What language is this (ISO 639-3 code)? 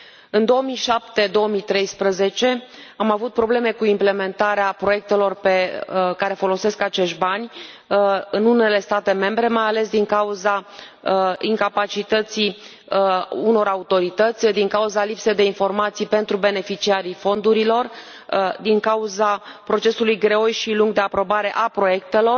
ron